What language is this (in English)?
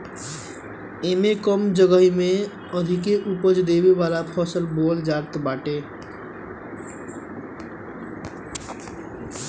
Bhojpuri